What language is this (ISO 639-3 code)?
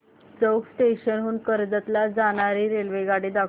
mar